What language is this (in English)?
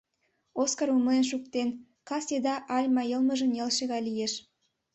Mari